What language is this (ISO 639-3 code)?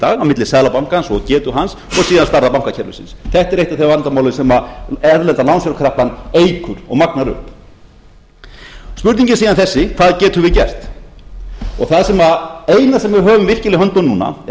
isl